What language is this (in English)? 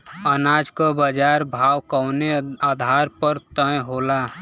Bhojpuri